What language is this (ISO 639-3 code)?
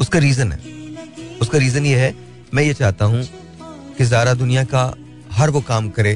hin